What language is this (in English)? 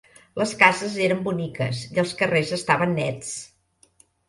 Catalan